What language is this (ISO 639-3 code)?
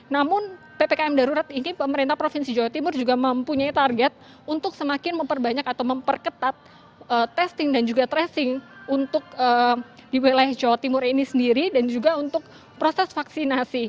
ind